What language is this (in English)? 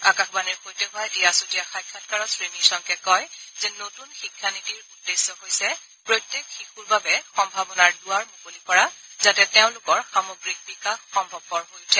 Assamese